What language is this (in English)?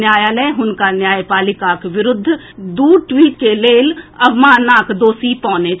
Maithili